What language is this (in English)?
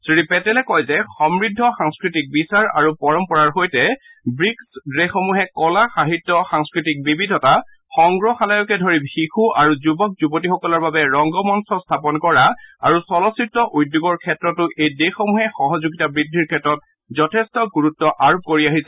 Assamese